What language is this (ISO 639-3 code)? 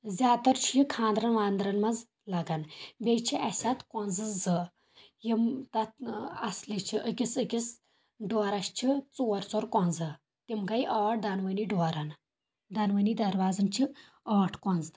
kas